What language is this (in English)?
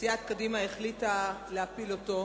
Hebrew